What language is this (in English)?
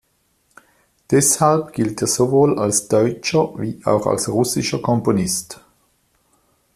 German